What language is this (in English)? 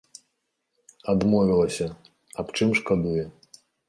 Belarusian